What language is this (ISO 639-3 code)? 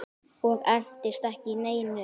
isl